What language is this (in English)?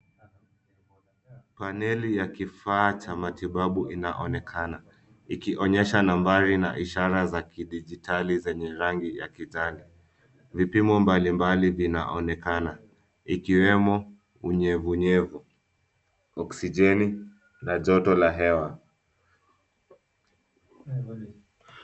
Swahili